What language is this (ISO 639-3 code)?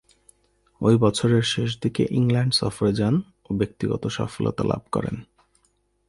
ben